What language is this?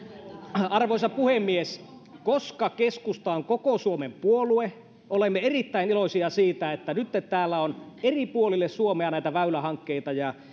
Finnish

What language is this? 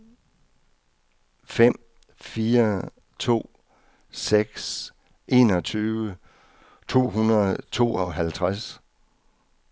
Danish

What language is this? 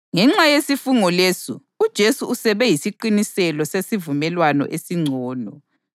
North Ndebele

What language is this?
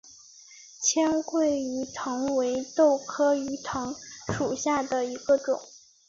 Chinese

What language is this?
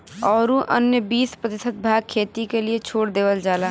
Bhojpuri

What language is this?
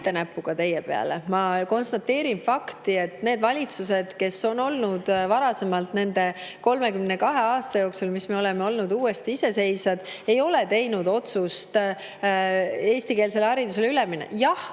Estonian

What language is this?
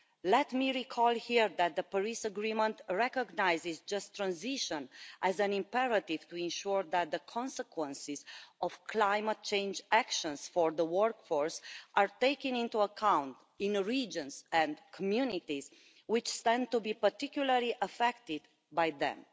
English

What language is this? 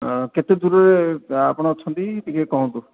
Odia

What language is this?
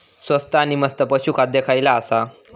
Marathi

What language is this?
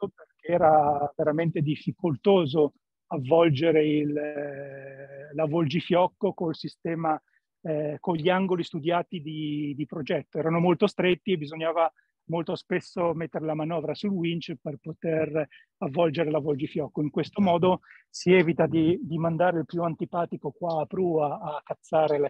Italian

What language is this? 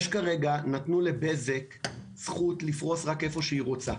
Hebrew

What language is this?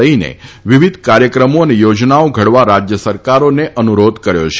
Gujarati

